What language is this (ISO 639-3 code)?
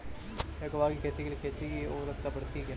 hin